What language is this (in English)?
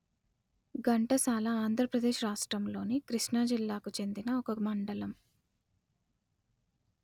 Telugu